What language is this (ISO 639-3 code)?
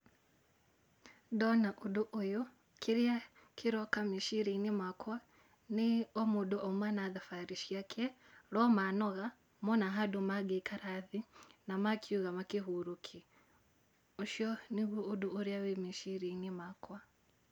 kik